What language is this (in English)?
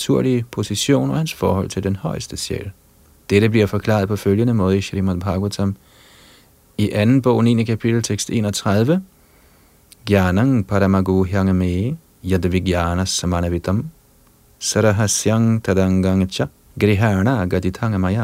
Danish